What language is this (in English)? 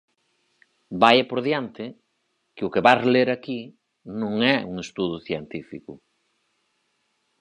Galician